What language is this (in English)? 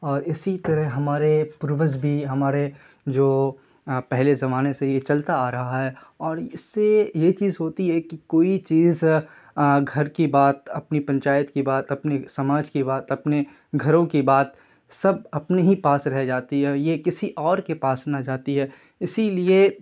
Urdu